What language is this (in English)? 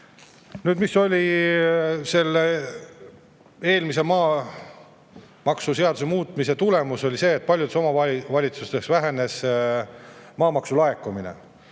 Estonian